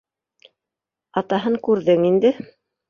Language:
Bashkir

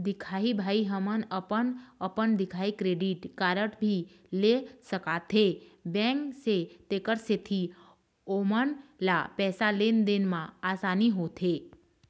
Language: Chhattisgarhi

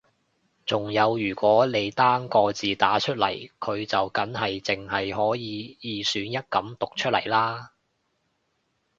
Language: Cantonese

